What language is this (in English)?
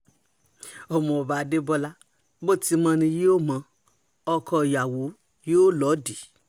Yoruba